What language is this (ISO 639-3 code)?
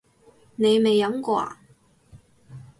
yue